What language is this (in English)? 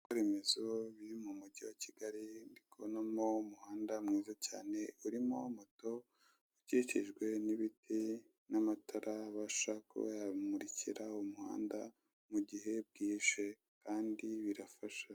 Kinyarwanda